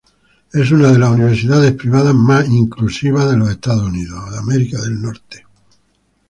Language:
Spanish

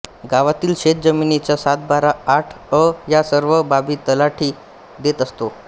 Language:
Marathi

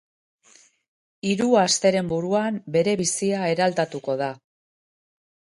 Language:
Basque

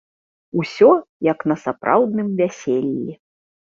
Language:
Belarusian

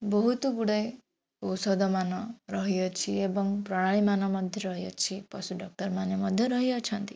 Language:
Odia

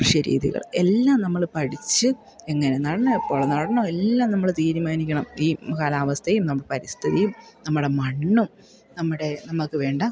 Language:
Malayalam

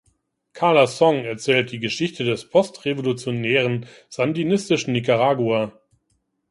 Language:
German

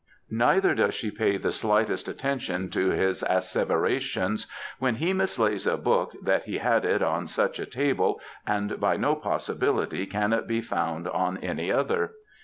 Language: English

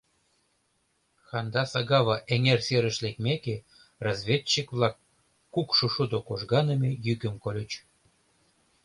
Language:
Mari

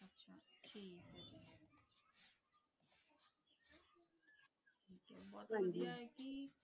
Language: Punjabi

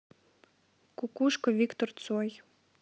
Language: Russian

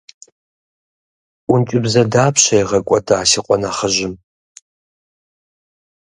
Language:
Kabardian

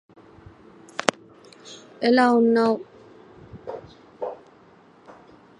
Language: English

